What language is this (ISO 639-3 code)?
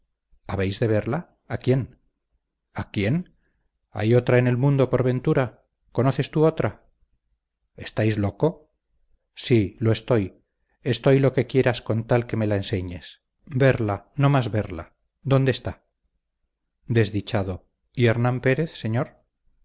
spa